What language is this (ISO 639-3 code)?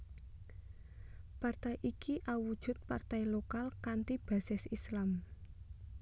jav